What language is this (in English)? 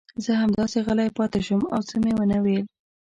Pashto